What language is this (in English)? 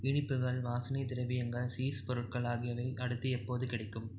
Tamil